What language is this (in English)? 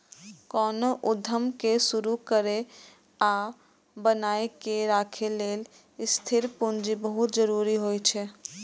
Maithili